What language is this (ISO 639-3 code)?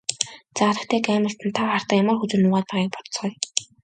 mon